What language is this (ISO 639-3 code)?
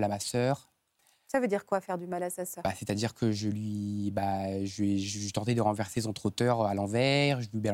fra